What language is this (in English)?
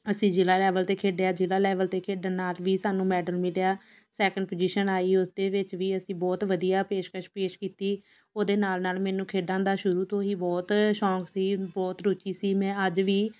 Punjabi